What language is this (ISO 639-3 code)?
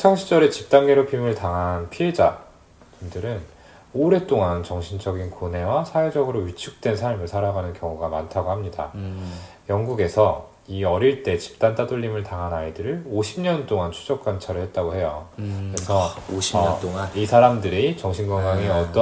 kor